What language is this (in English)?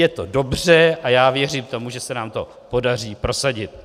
Czech